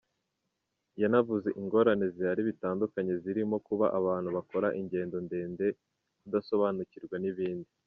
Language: Kinyarwanda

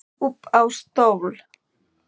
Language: Icelandic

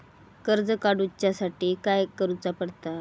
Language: Marathi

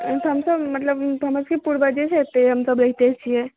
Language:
Maithili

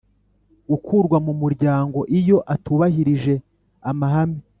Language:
Kinyarwanda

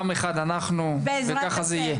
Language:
Hebrew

